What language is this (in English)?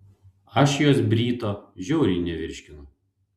Lithuanian